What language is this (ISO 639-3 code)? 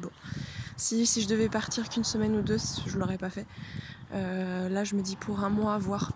fra